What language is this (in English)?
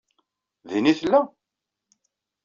Kabyle